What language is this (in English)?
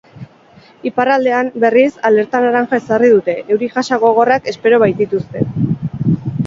Basque